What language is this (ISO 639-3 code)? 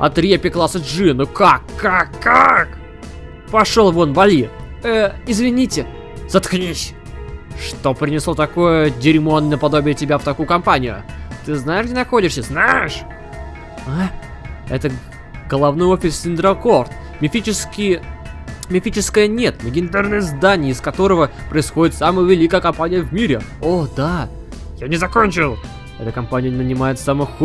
rus